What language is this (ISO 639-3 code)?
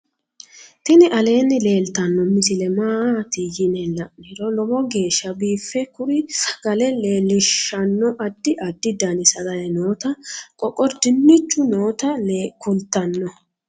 sid